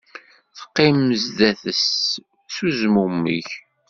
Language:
Kabyle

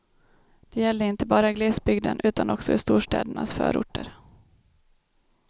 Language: Swedish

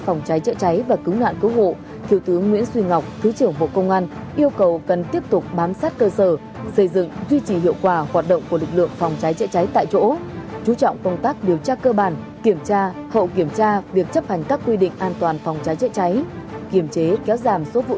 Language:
Vietnamese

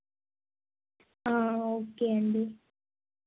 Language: Telugu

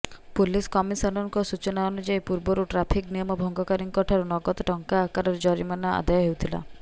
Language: Odia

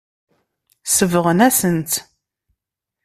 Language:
Kabyle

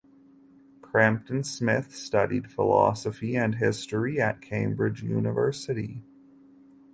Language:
English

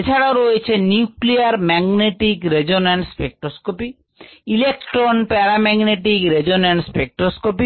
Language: Bangla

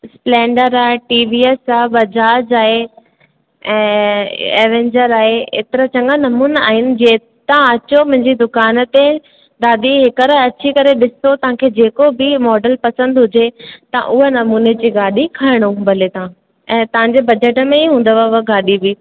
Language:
Sindhi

